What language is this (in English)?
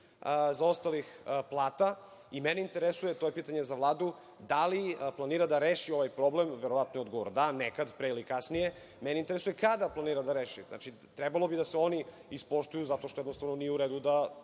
Serbian